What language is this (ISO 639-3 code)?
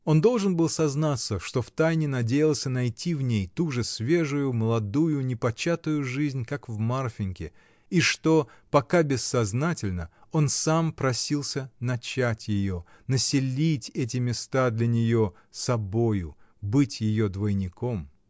rus